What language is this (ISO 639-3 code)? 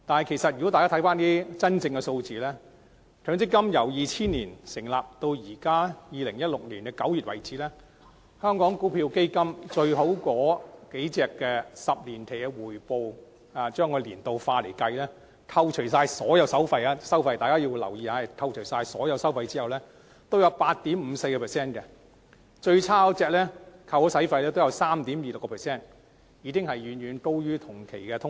yue